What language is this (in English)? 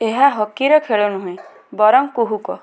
Odia